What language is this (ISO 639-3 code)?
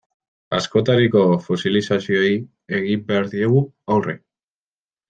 eus